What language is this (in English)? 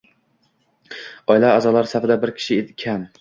Uzbek